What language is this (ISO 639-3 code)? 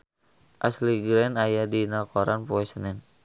sun